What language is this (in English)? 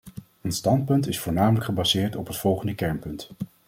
Dutch